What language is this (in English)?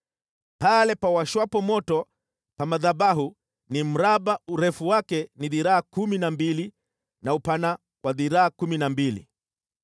Swahili